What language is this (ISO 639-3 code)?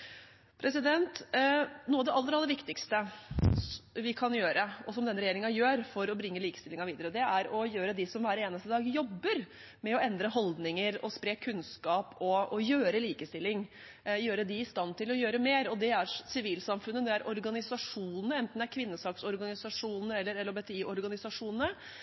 nob